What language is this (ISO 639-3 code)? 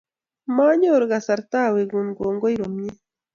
kln